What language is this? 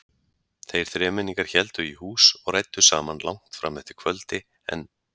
Icelandic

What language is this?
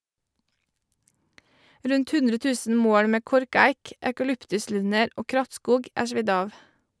Norwegian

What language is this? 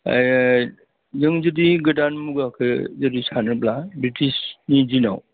Bodo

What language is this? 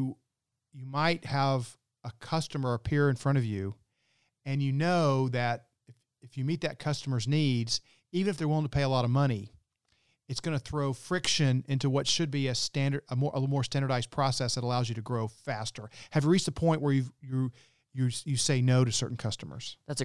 English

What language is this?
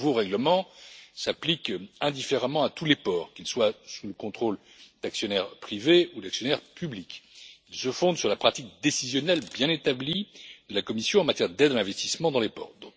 French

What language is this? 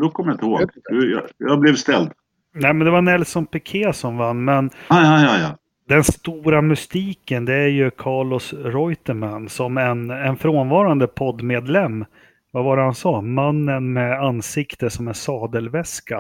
Swedish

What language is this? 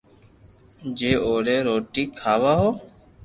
Loarki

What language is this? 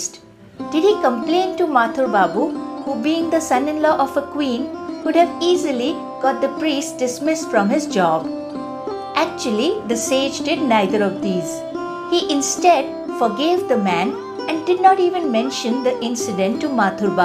English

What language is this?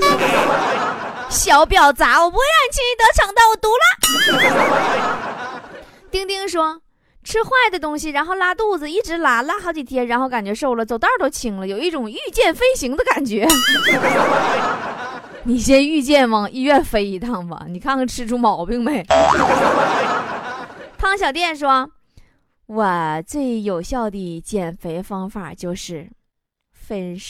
Chinese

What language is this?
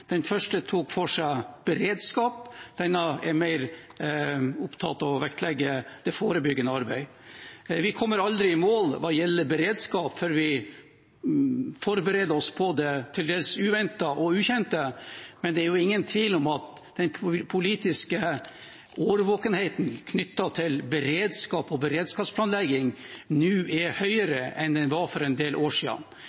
Norwegian Bokmål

